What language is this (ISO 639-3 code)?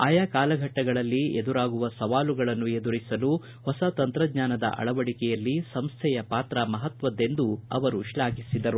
kan